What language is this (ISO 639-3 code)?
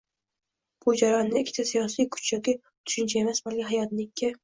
uzb